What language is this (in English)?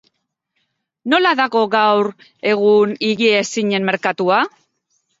Basque